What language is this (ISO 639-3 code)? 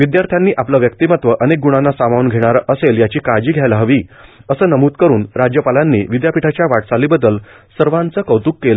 mar